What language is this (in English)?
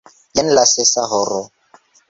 Esperanto